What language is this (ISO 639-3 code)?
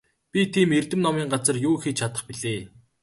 mon